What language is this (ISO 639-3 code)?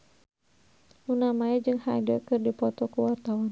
sun